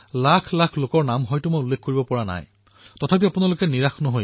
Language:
Assamese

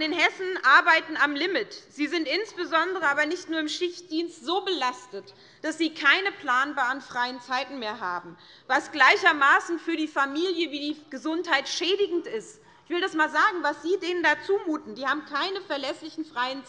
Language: German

